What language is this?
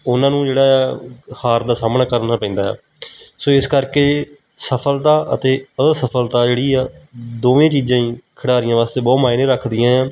Punjabi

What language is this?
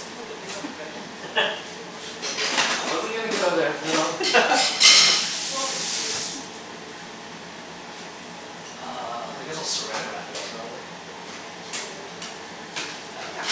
English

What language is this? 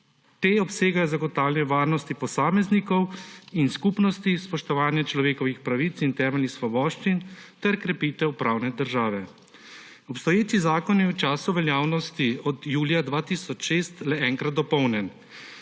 Slovenian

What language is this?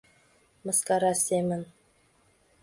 Mari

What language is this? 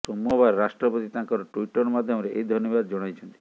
Odia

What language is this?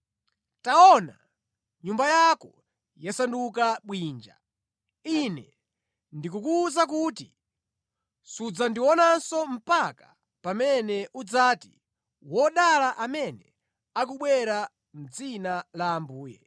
Nyanja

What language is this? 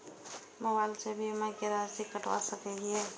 Maithili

